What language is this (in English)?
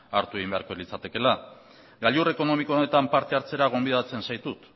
Basque